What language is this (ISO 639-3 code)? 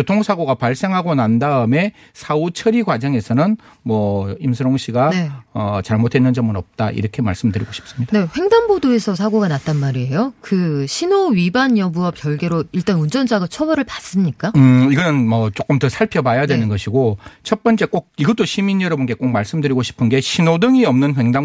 kor